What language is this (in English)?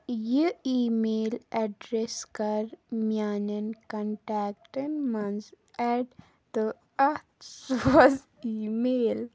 Kashmiri